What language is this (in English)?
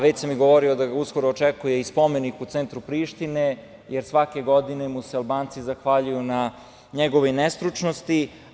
Serbian